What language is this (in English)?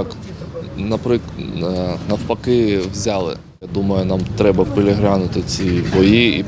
Ukrainian